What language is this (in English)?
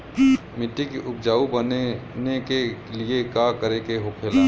Bhojpuri